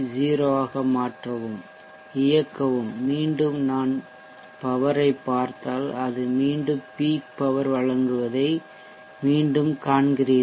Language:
Tamil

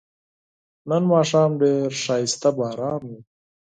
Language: Pashto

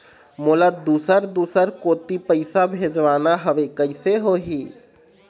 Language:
Chhattisgarhi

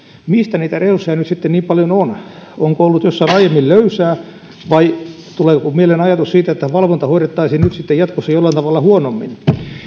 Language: Finnish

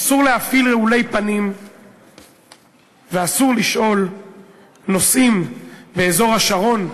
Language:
Hebrew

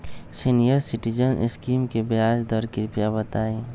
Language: Magahi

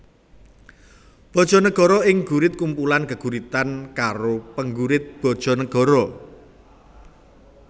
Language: Javanese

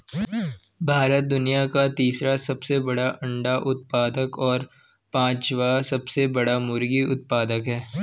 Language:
Hindi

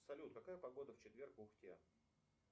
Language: Russian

